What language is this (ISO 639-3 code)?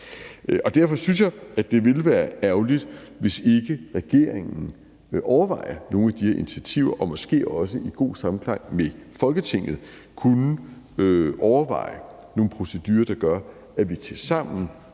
dan